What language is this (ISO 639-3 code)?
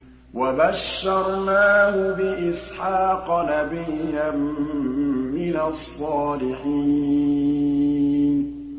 ara